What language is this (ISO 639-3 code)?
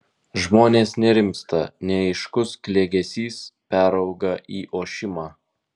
lit